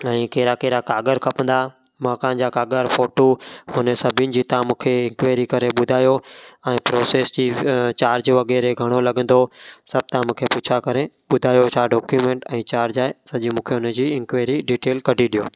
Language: Sindhi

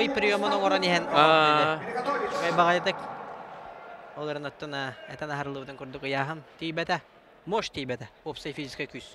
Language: Turkish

